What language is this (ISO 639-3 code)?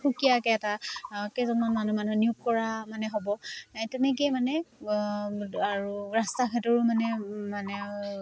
asm